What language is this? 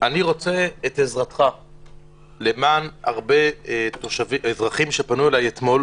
Hebrew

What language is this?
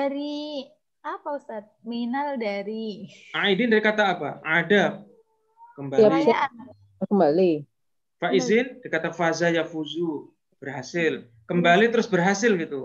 Indonesian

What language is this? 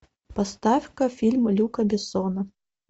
Russian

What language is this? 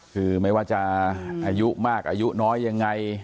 Thai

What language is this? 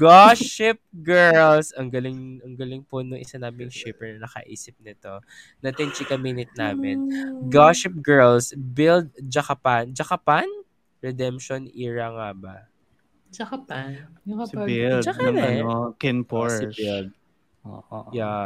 Filipino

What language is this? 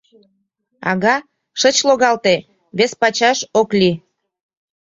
Mari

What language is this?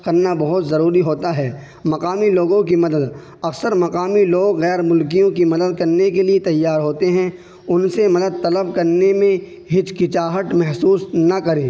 Urdu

